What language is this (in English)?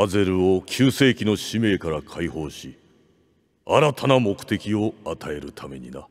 Japanese